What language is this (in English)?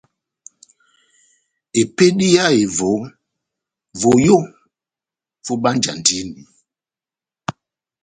Batanga